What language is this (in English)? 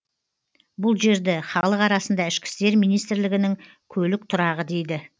Kazakh